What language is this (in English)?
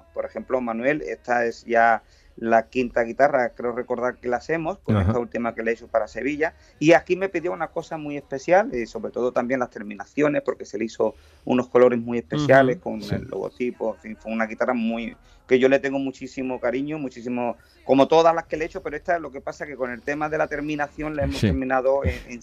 Spanish